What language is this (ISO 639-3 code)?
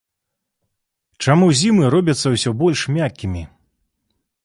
bel